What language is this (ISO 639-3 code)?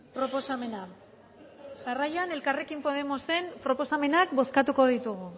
eus